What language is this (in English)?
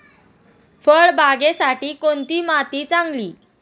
Marathi